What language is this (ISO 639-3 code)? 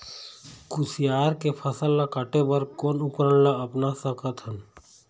hne